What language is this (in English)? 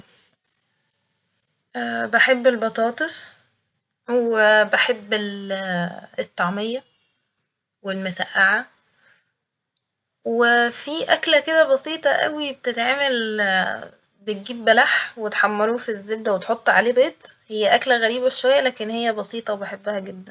Egyptian Arabic